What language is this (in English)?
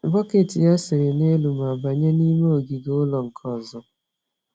Igbo